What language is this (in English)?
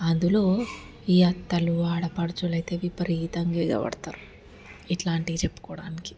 Telugu